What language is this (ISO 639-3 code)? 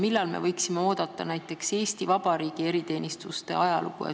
est